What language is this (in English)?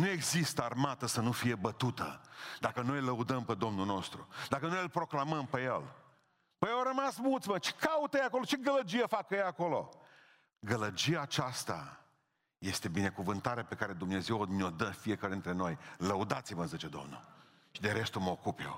Romanian